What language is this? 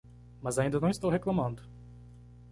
Portuguese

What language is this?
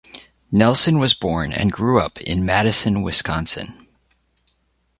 English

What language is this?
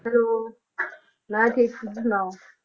Punjabi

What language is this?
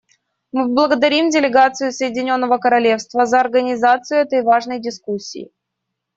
Russian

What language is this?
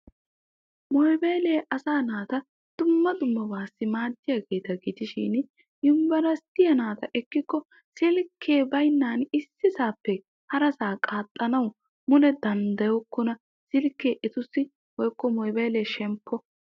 Wolaytta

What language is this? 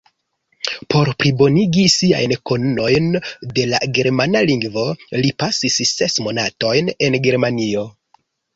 Esperanto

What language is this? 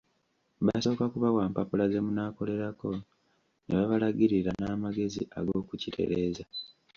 Ganda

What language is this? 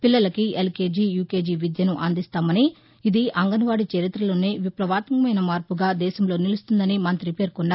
Telugu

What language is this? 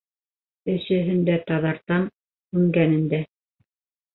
Bashkir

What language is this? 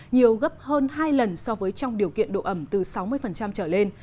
Vietnamese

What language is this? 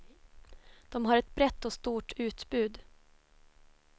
Swedish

